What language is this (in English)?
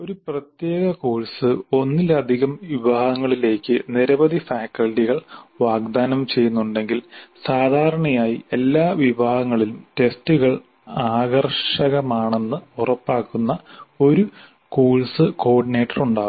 Malayalam